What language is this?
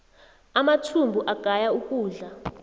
South Ndebele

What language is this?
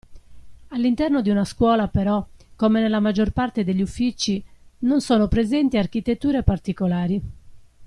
Italian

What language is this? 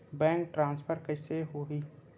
Chhattisgarhi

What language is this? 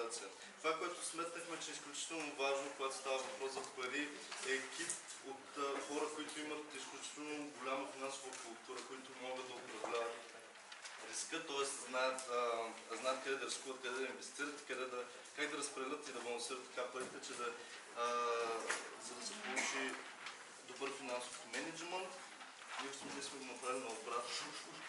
Spanish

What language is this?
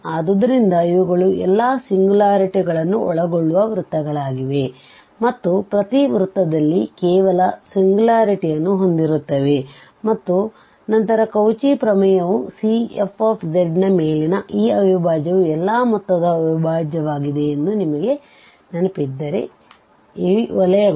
Kannada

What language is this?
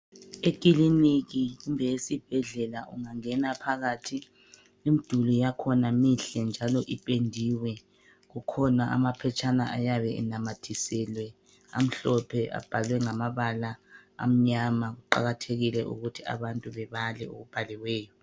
North Ndebele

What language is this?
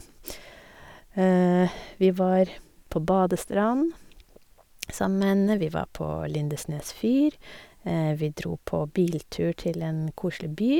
Norwegian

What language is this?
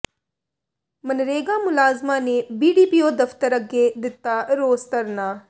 Punjabi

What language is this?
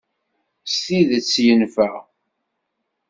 Kabyle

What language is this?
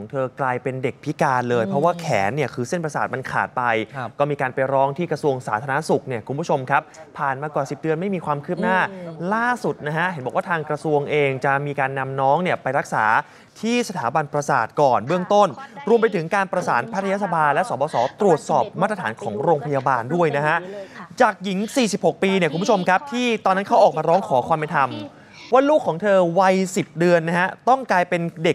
Thai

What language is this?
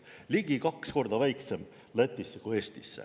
Estonian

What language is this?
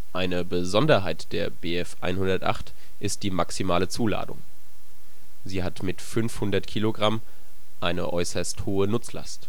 German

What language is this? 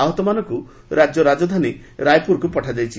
Odia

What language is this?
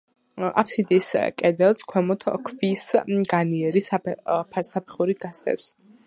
Georgian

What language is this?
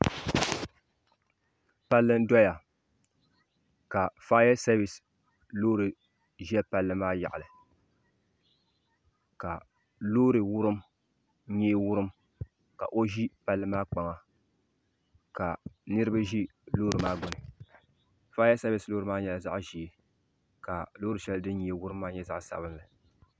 Dagbani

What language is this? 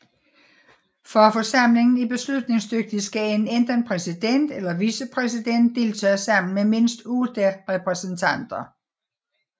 Danish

